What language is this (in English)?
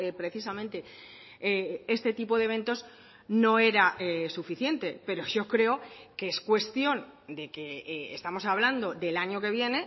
Spanish